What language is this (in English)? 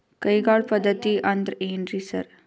Kannada